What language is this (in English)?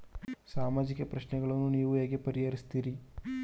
Kannada